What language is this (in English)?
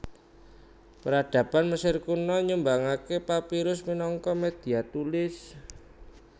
Javanese